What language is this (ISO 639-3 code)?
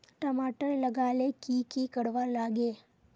mag